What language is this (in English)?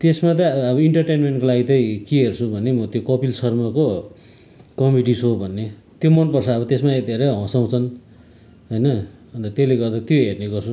Nepali